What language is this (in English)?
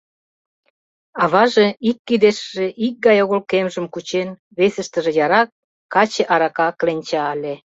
Mari